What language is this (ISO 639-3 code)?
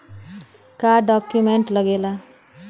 bho